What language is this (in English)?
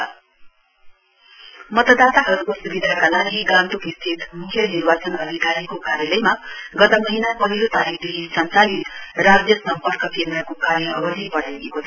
Nepali